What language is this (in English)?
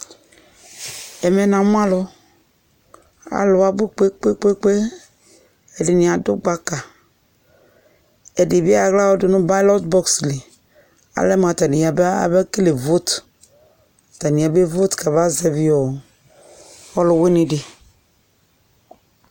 Ikposo